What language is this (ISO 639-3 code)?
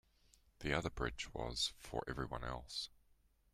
eng